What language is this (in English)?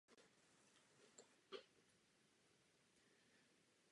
Czech